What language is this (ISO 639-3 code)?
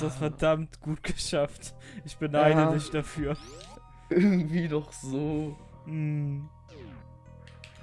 deu